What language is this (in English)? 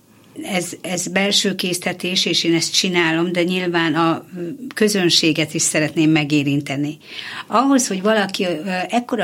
Hungarian